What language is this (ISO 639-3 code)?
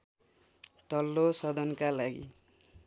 nep